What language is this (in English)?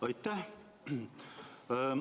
Estonian